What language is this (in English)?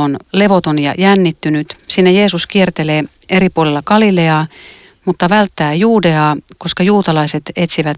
Finnish